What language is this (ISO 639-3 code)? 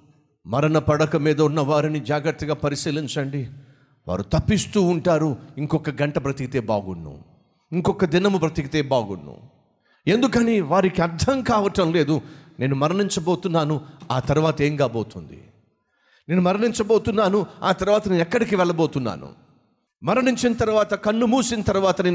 tel